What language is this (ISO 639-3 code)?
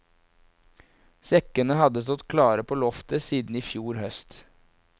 nor